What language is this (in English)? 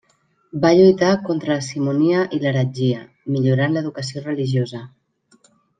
Catalan